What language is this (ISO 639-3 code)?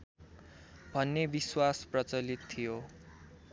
nep